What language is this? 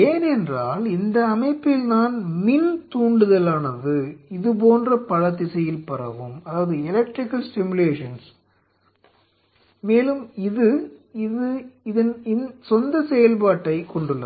Tamil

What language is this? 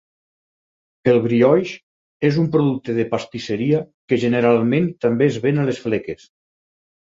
Catalan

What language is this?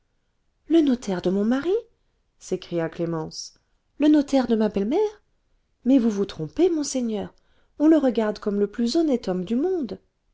French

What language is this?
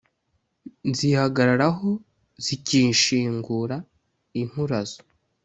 Kinyarwanda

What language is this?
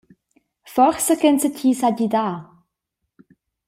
Romansh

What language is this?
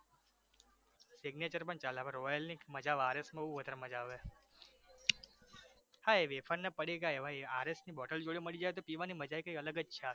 Gujarati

